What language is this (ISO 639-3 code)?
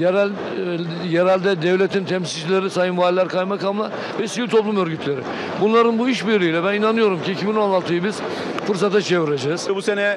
tur